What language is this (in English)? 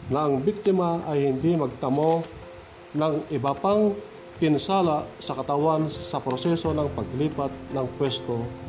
Filipino